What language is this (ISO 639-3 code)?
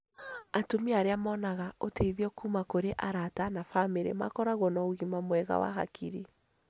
kik